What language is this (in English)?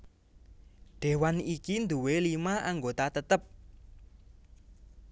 Javanese